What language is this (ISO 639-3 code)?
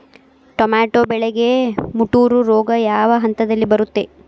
kan